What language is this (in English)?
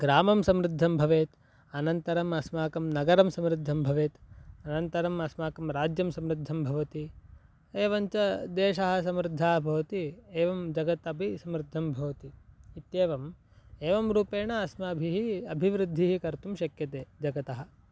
Sanskrit